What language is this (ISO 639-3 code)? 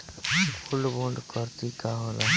bho